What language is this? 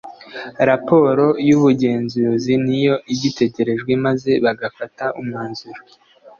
Kinyarwanda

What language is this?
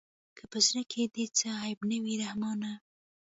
Pashto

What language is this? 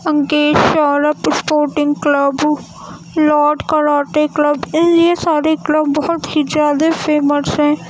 Urdu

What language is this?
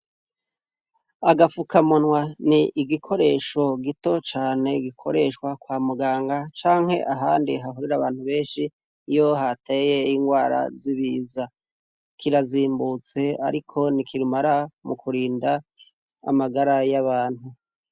Rundi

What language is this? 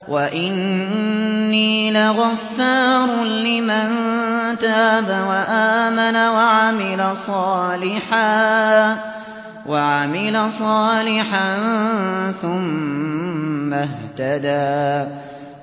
Arabic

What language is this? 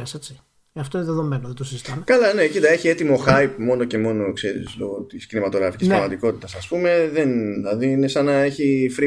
Greek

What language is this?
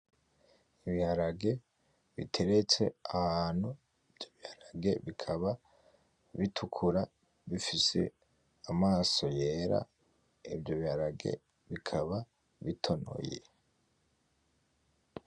Rundi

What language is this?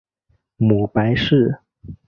Chinese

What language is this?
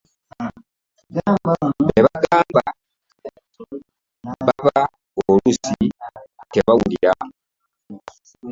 Ganda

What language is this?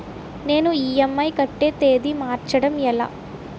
Telugu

